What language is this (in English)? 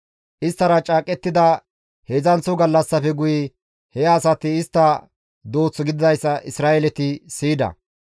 Gamo